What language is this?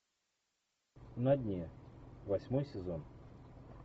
Russian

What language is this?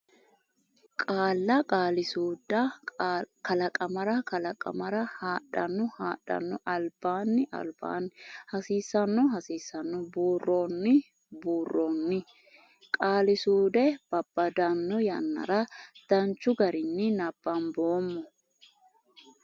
Sidamo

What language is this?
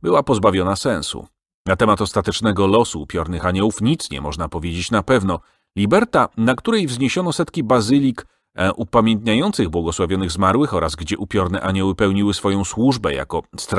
Polish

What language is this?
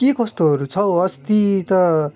Nepali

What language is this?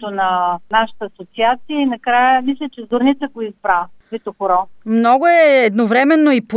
Bulgarian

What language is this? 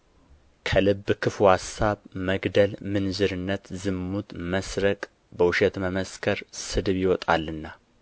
Amharic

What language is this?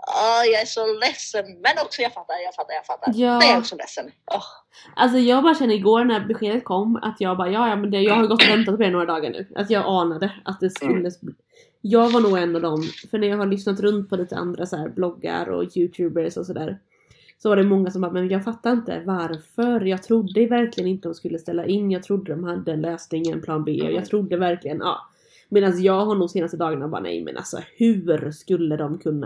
Swedish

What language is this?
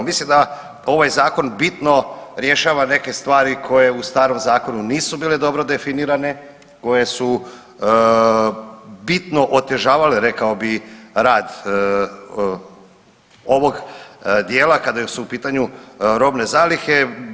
Croatian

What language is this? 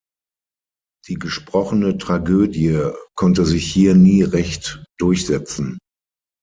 German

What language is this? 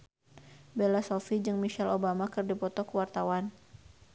Sundanese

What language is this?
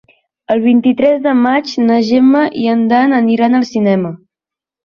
Catalan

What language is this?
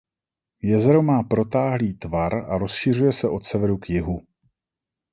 Czech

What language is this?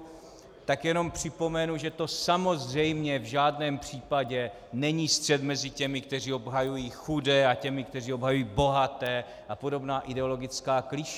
Czech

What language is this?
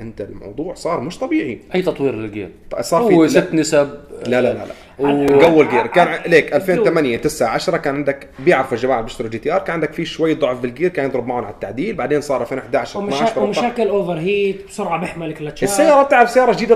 Arabic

